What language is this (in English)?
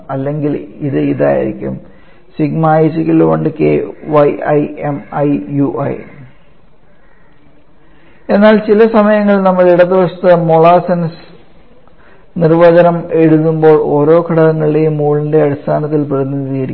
Malayalam